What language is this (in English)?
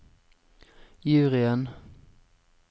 Norwegian